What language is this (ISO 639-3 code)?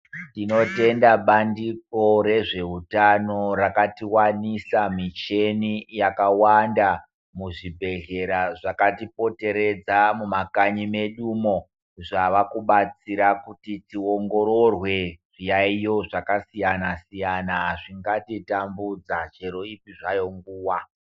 ndc